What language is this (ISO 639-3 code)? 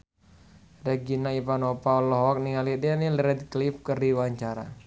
sun